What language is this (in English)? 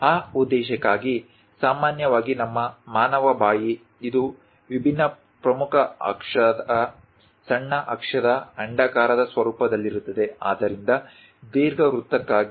Kannada